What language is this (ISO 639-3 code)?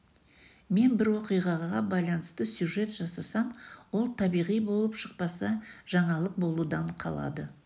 kaz